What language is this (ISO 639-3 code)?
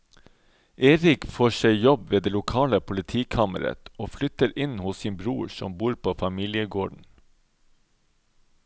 nor